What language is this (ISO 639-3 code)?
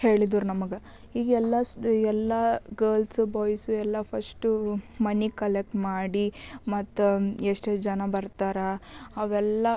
kan